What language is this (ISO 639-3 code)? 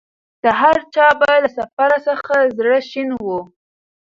pus